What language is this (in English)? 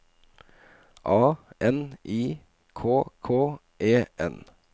Norwegian